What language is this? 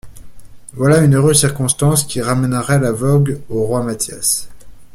French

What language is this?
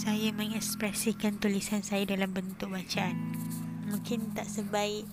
Malay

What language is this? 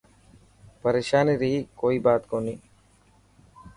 Dhatki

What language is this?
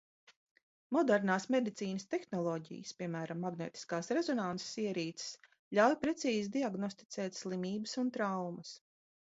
Latvian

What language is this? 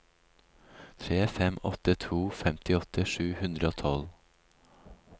Norwegian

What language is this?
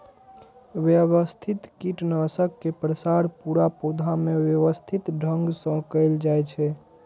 Maithili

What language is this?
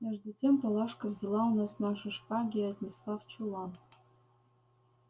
Russian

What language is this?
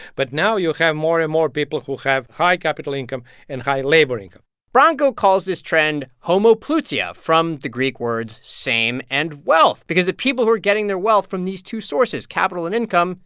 English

